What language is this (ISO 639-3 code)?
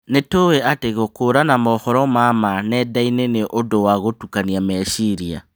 kik